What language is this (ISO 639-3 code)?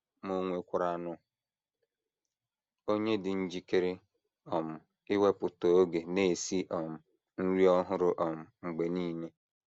ibo